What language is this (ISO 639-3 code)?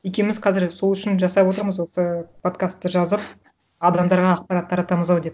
kaz